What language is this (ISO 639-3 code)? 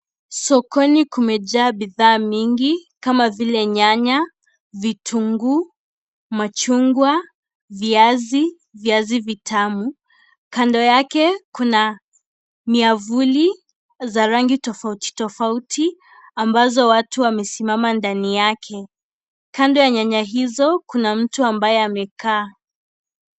swa